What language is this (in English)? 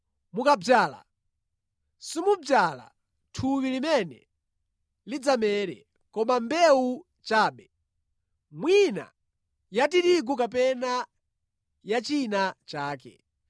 Nyanja